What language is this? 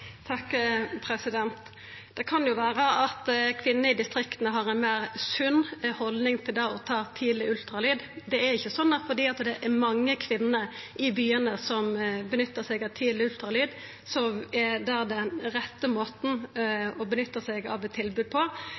Norwegian Nynorsk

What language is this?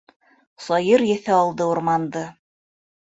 Bashkir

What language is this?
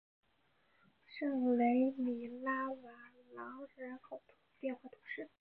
Chinese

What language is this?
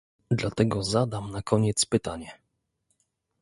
Polish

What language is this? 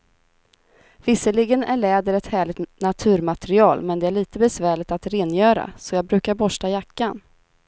Swedish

